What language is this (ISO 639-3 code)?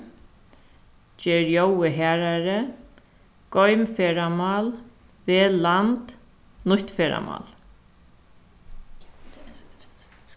fao